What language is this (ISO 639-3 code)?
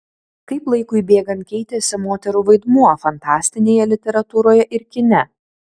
lit